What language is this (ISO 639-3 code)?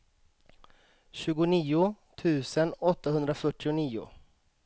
swe